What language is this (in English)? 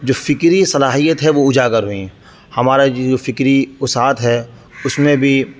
Urdu